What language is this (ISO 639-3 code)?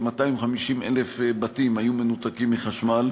heb